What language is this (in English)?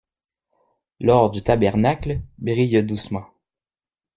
French